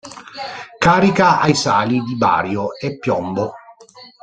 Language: Italian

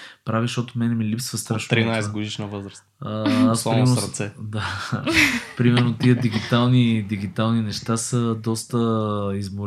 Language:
Bulgarian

